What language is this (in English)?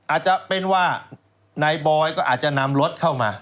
Thai